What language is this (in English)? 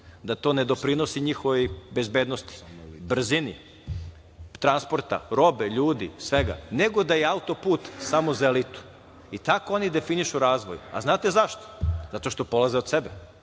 Serbian